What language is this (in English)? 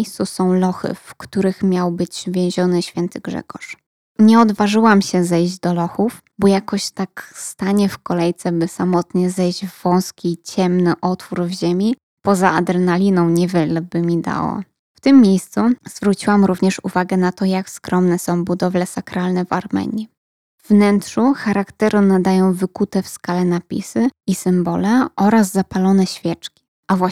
Polish